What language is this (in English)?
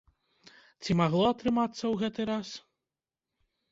Belarusian